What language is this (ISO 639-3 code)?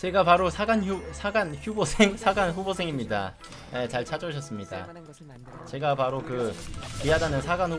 kor